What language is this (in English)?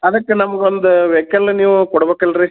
Kannada